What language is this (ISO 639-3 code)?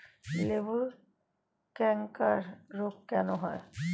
ben